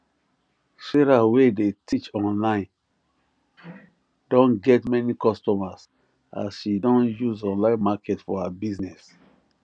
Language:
Nigerian Pidgin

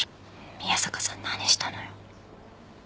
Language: Japanese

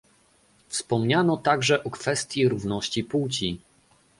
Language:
Polish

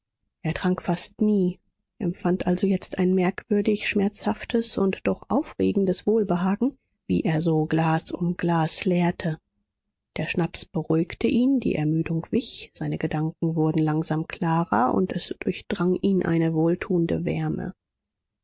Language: German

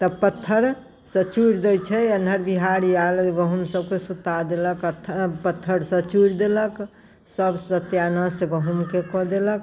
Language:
Maithili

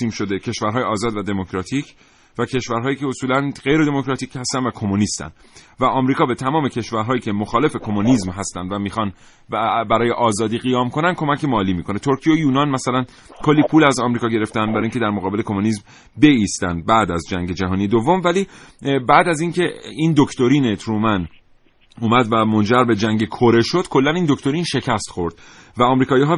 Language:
Persian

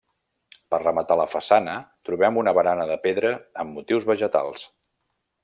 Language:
Catalan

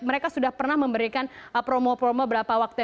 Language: Indonesian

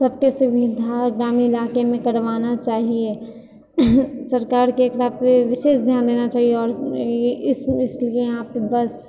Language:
Maithili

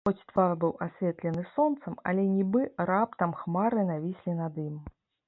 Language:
Belarusian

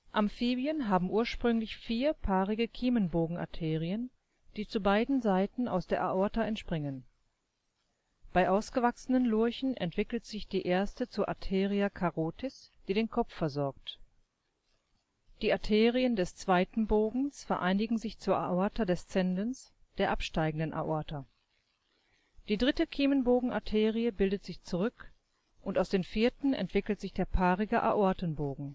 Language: German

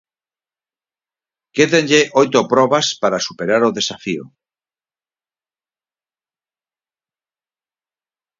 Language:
Galician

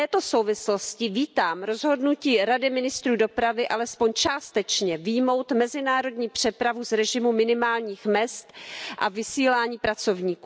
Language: Czech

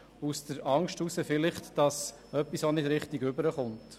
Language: Swiss German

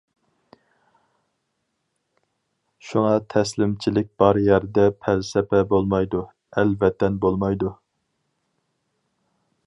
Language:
Uyghur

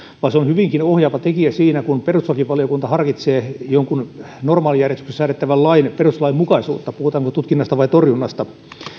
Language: Finnish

